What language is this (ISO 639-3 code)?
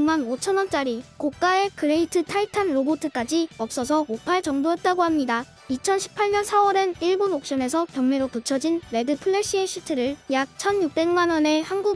kor